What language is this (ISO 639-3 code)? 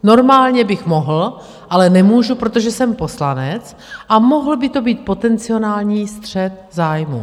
ces